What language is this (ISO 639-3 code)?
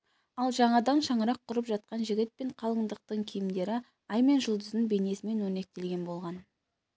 kaz